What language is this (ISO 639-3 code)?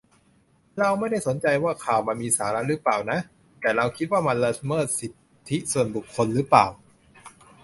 tha